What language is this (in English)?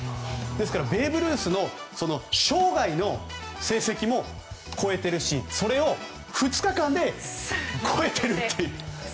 Japanese